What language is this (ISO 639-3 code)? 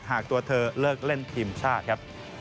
tha